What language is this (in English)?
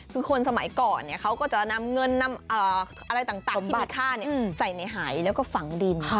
Thai